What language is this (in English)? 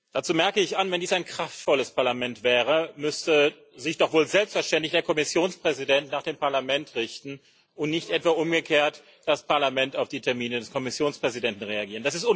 German